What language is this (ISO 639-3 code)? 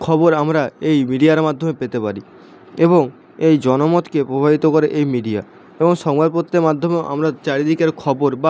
ben